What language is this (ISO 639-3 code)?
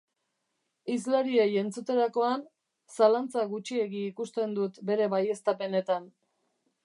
eus